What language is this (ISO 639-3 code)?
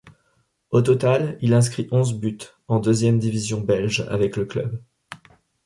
fra